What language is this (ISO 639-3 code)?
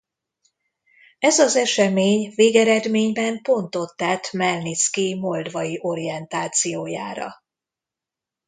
hun